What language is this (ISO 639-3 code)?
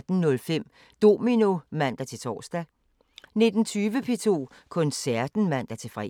dan